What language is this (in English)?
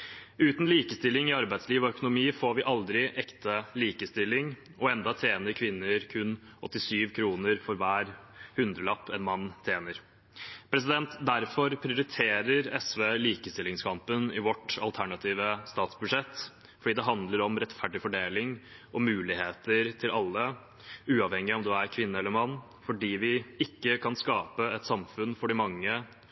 Norwegian Bokmål